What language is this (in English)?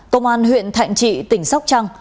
Vietnamese